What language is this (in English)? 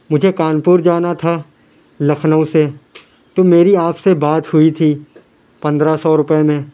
Urdu